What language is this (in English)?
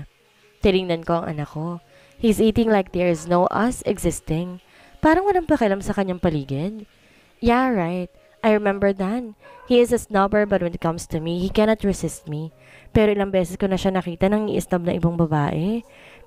Filipino